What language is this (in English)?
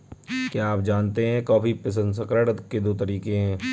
Hindi